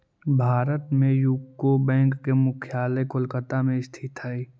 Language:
Magahi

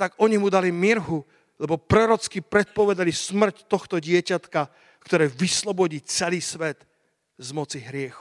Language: Slovak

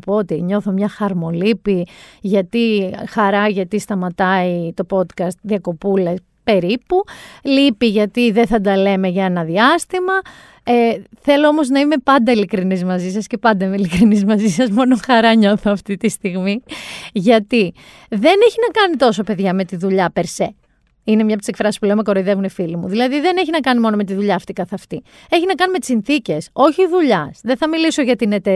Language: Greek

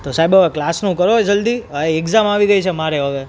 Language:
Gujarati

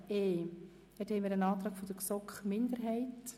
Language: Swiss German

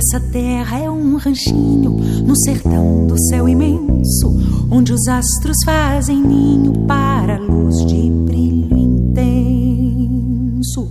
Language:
Portuguese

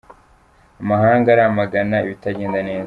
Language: Kinyarwanda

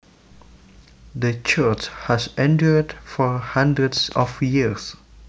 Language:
Javanese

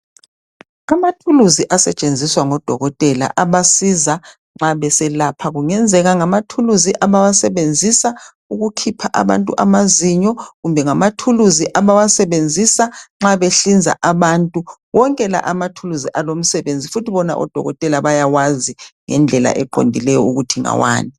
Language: North Ndebele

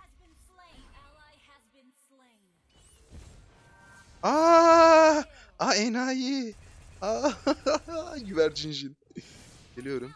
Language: Turkish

